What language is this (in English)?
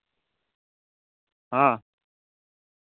Santali